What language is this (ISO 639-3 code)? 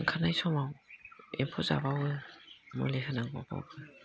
brx